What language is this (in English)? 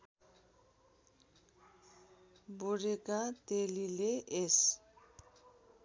Nepali